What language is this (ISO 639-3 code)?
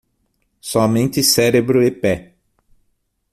por